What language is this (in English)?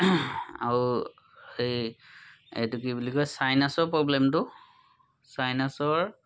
Assamese